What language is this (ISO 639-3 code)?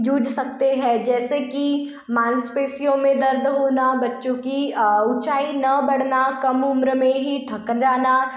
hin